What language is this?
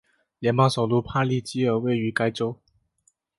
Chinese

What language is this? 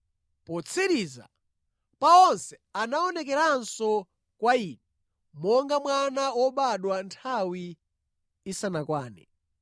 Nyanja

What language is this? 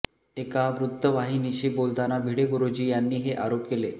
Marathi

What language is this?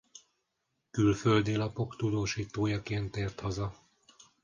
Hungarian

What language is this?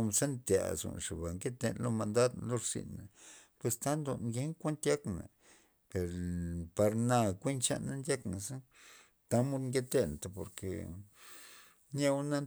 Loxicha Zapotec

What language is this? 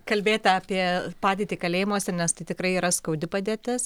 Lithuanian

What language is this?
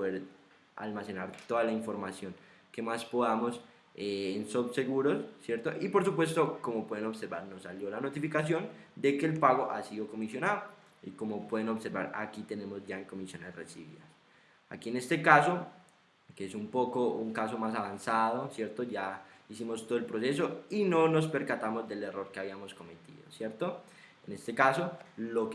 Spanish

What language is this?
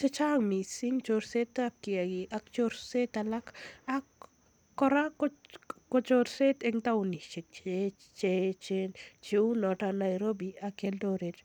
Kalenjin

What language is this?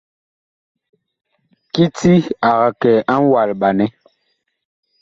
Bakoko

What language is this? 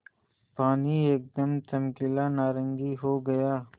Hindi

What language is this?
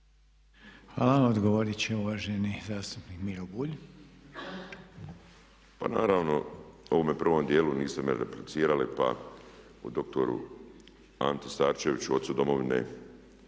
Croatian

